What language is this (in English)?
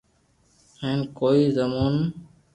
Loarki